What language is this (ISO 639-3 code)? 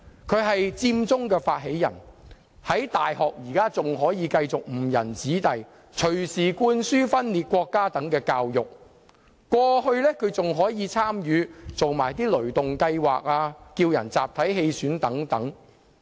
yue